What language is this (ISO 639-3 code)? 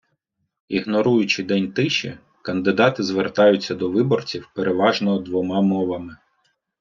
ukr